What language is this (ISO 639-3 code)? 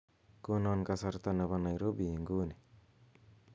kln